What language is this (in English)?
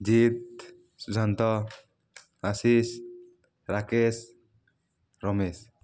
Odia